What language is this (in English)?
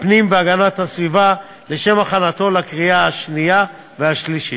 Hebrew